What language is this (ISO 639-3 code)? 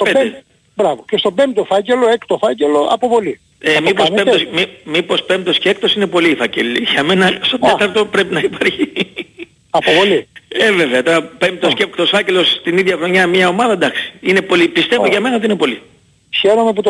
ell